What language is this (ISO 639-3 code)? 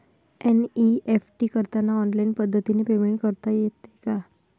mar